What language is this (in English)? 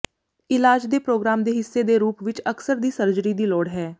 Punjabi